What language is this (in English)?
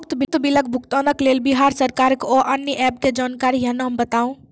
Maithili